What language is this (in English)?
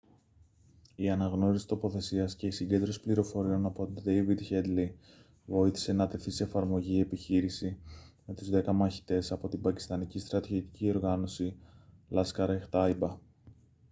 Greek